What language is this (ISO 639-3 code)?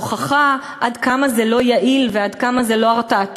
heb